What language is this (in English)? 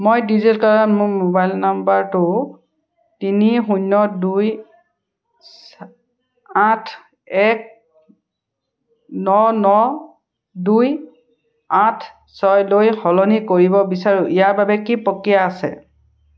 Assamese